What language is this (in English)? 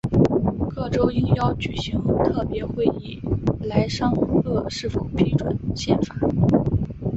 Chinese